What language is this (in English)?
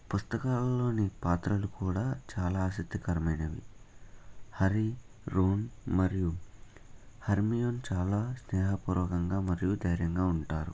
Telugu